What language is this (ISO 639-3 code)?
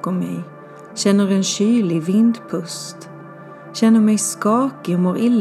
swe